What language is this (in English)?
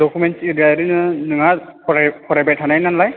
Bodo